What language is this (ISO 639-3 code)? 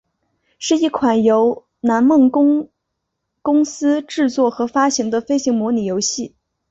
zho